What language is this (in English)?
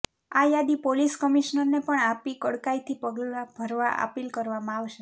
Gujarati